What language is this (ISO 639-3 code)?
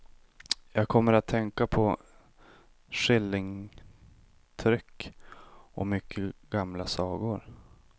swe